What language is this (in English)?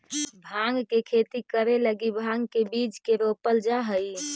Magahi